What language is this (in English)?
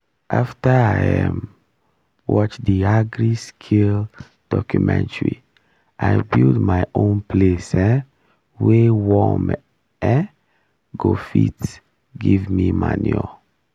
Nigerian Pidgin